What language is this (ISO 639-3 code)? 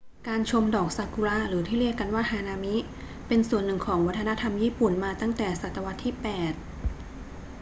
tha